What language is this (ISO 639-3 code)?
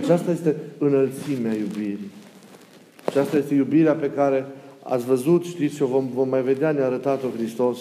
ron